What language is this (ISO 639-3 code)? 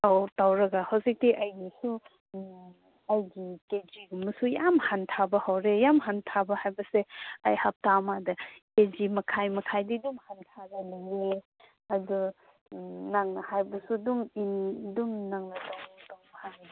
mni